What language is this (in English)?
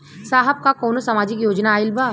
Bhojpuri